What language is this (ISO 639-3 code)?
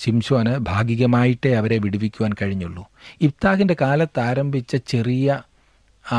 mal